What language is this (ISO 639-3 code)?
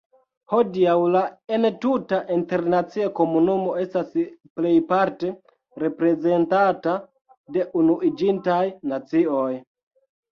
epo